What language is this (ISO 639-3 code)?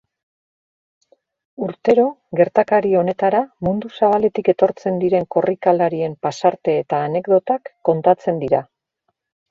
eus